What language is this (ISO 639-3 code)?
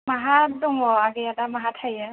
brx